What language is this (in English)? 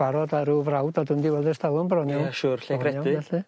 Welsh